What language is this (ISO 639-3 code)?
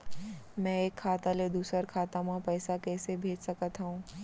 hne